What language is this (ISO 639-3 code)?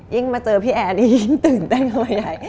tha